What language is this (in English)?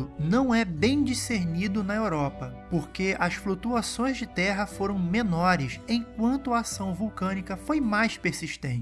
Portuguese